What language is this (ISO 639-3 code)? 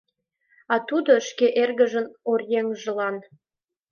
chm